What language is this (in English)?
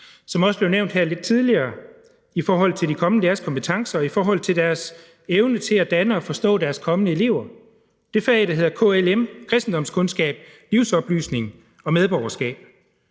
Danish